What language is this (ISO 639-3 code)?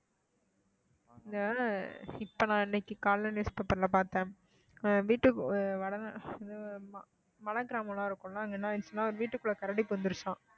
tam